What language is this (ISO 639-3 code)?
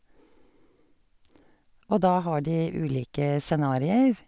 nor